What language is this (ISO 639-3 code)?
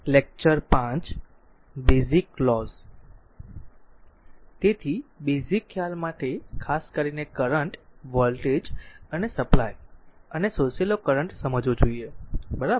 guj